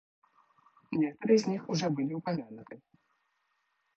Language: Russian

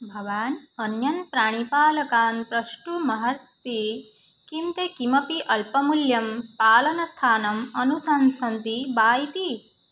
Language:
Sanskrit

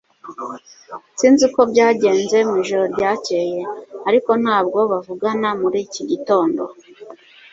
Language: Kinyarwanda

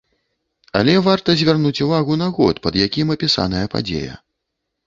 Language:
Belarusian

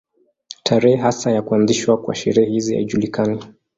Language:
Swahili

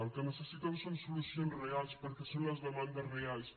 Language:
Catalan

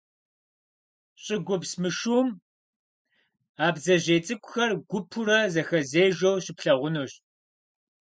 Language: Kabardian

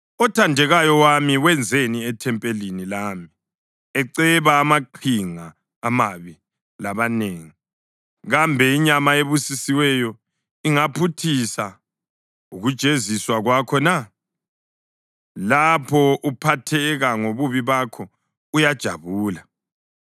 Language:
North Ndebele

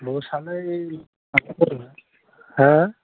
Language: Bodo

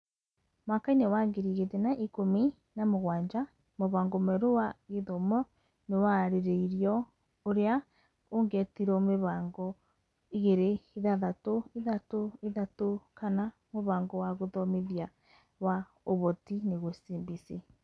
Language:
Kikuyu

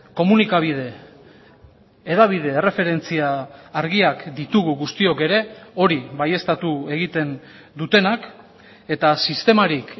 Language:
Basque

